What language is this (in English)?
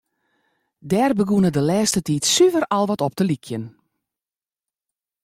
Western Frisian